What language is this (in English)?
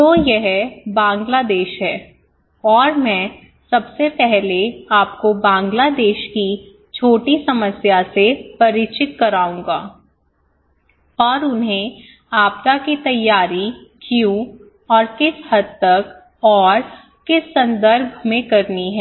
Hindi